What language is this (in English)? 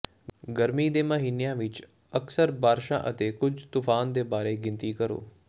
Punjabi